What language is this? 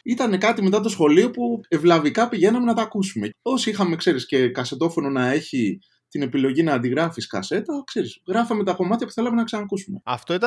Greek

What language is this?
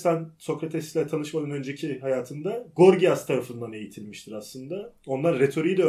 Turkish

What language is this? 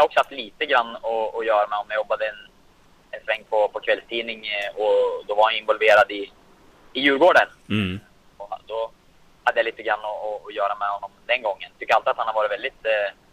Swedish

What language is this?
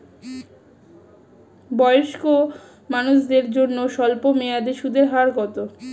Bangla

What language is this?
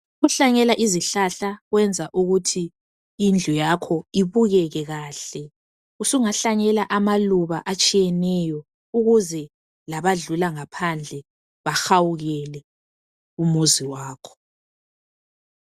North Ndebele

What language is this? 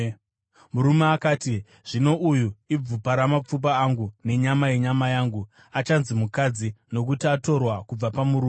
Shona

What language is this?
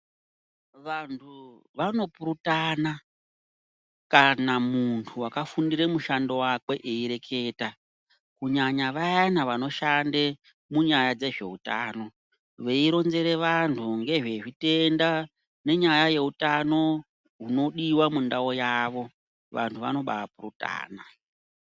Ndau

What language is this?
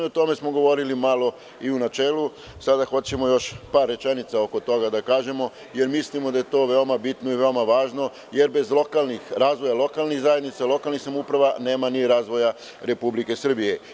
Serbian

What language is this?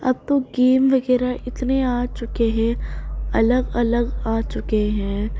Urdu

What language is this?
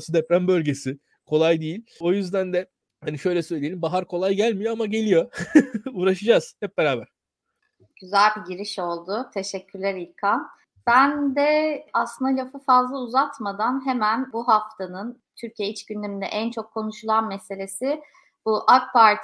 Turkish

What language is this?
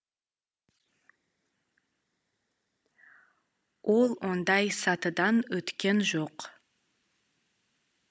Kazakh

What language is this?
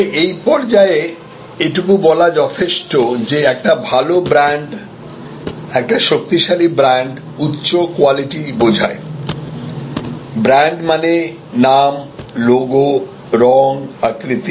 Bangla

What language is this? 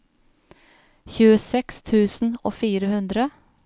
Norwegian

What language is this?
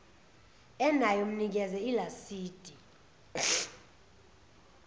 Zulu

